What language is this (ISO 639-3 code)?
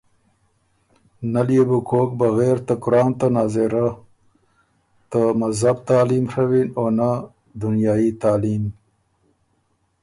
oru